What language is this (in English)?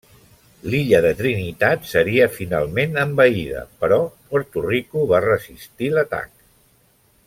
Catalan